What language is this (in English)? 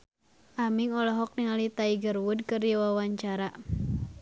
Sundanese